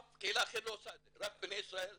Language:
Hebrew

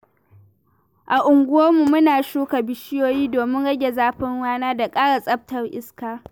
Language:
Hausa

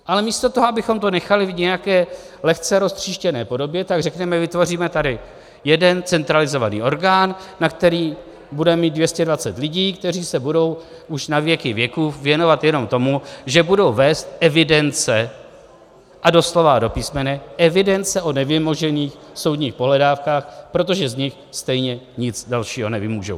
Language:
Czech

